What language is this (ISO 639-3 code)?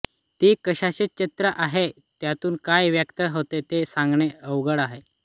mar